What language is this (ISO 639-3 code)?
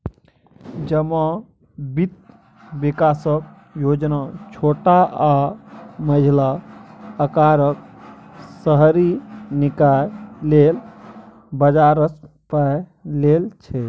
mai